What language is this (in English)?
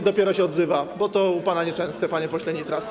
Polish